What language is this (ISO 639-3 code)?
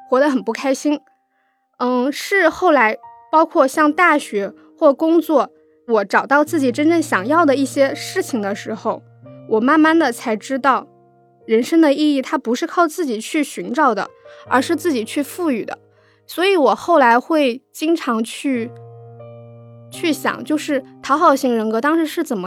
zho